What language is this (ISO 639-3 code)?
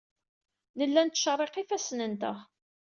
kab